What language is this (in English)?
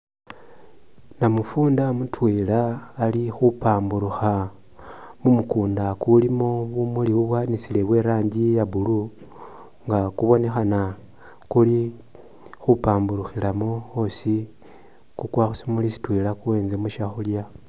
Masaaba